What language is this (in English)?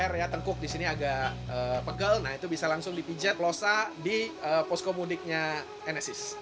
Indonesian